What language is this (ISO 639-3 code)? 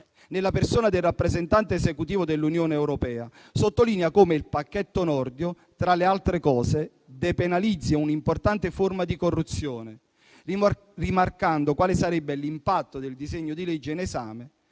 ita